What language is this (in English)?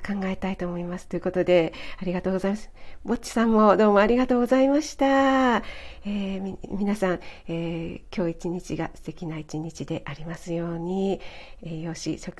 Japanese